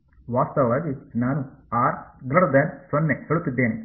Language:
Kannada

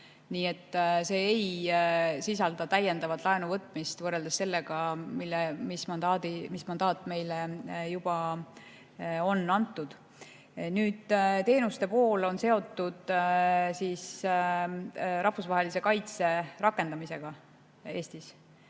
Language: Estonian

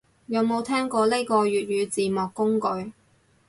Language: Cantonese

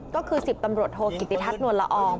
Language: Thai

